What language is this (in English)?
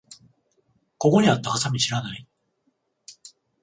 Japanese